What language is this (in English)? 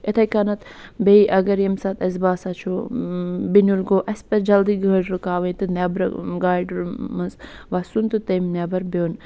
Kashmiri